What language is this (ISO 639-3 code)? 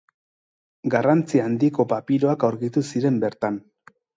eus